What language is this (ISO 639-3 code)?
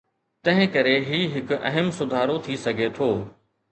snd